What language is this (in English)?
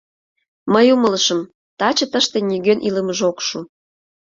Mari